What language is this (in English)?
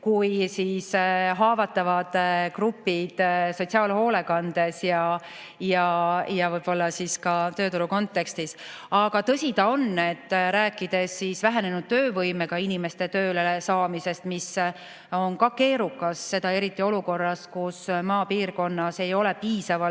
Estonian